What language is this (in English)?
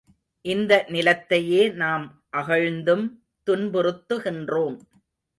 Tamil